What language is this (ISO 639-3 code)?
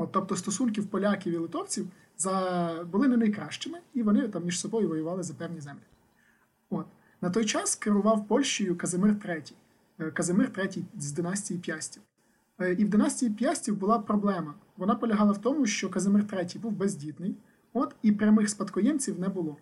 ukr